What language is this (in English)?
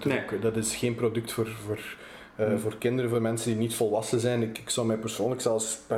Dutch